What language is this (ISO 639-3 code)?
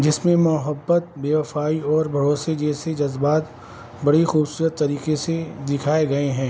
urd